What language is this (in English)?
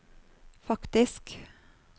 Norwegian